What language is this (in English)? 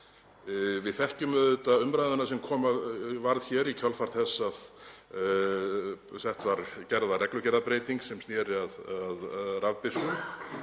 Icelandic